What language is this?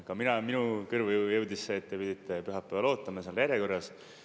Estonian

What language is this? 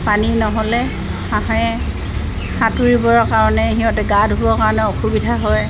Assamese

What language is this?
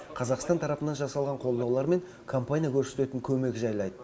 Kazakh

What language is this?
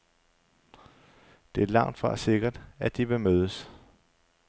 Danish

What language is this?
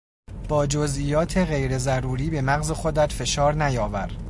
Persian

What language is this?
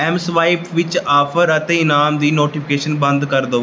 Punjabi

